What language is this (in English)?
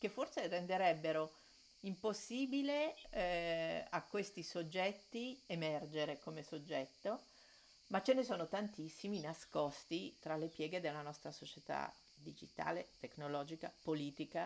Italian